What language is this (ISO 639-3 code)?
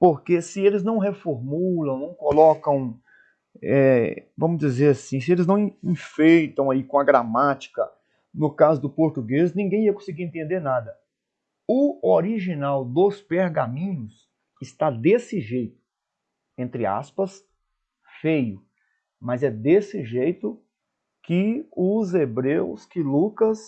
por